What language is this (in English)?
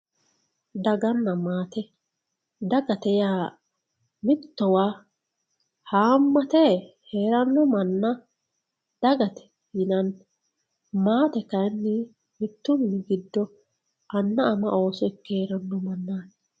Sidamo